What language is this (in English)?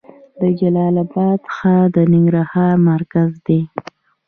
Pashto